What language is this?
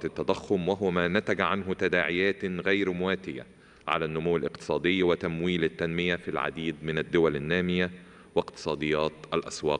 Arabic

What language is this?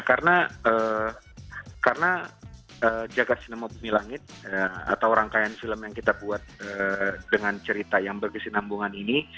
Indonesian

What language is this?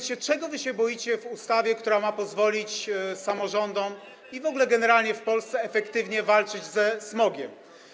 Polish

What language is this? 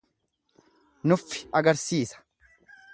Oromo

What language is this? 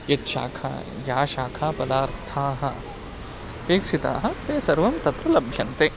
Sanskrit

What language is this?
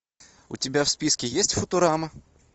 Russian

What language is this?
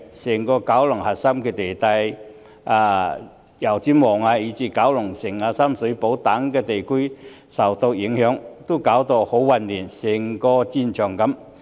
Cantonese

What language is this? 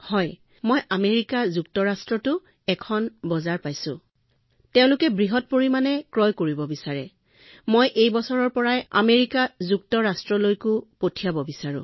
Assamese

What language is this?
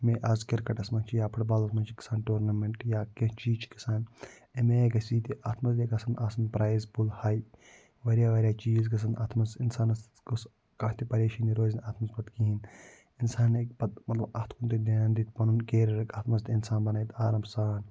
Kashmiri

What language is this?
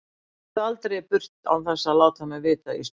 Icelandic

